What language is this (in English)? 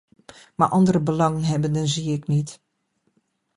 Dutch